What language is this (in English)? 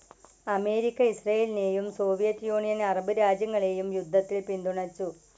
Malayalam